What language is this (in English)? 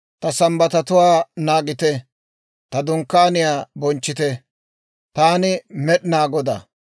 Dawro